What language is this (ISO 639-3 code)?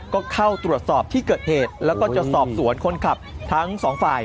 tha